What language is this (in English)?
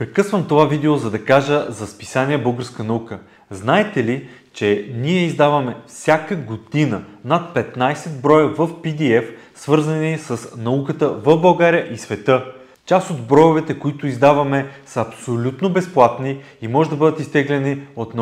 Bulgarian